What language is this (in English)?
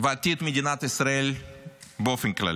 Hebrew